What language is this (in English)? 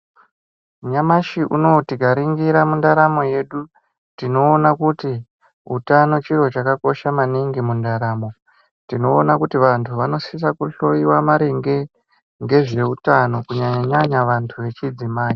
Ndau